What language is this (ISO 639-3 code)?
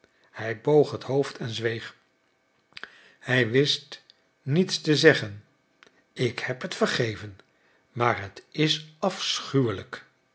nld